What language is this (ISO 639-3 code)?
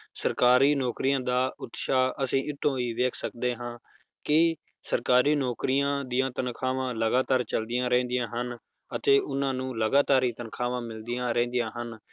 pan